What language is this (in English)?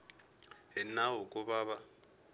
Tsonga